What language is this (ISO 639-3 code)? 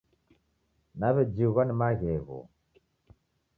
dav